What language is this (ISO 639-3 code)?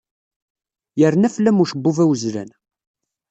kab